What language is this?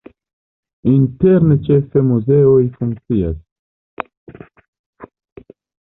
Esperanto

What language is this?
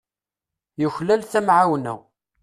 Kabyle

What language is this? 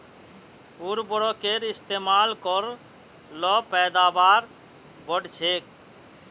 Magahi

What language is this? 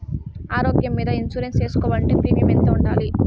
Telugu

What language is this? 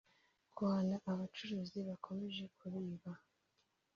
Kinyarwanda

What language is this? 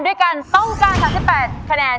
Thai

